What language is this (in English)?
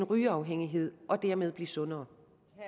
Danish